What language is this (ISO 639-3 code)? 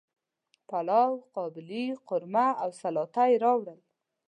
pus